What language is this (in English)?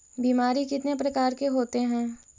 Magahi